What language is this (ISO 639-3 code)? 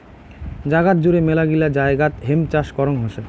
ben